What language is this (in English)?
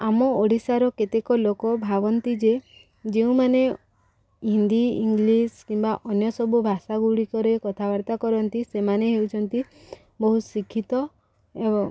Odia